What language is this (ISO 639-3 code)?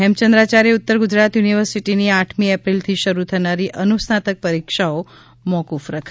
guj